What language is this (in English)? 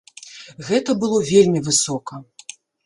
Belarusian